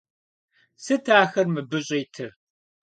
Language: Kabardian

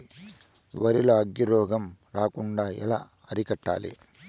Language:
Telugu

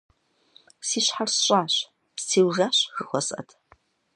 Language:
Kabardian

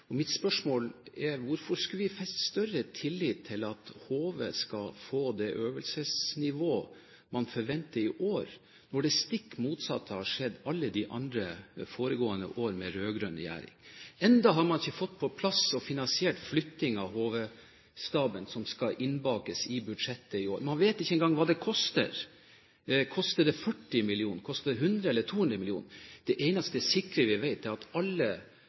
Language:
Norwegian Bokmål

